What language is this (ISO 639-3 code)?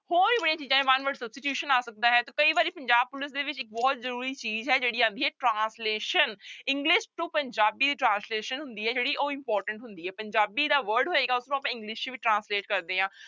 pan